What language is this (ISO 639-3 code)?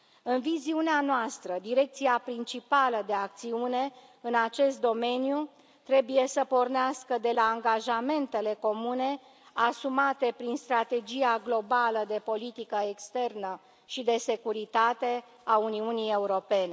ron